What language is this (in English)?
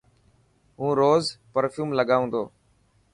Dhatki